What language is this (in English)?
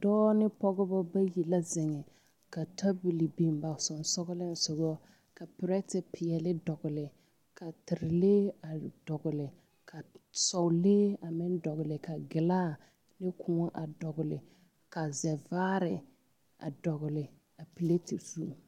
Southern Dagaare